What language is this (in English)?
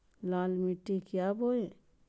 Magahi